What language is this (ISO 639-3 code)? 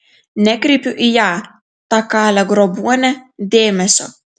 lit